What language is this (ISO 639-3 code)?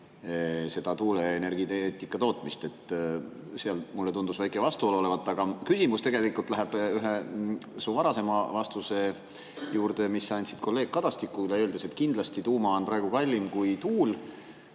est